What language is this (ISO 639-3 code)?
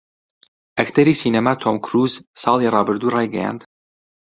ckb